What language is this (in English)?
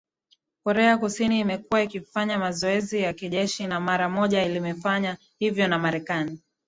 Swahili